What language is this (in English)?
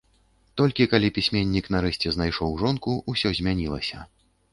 Belarusian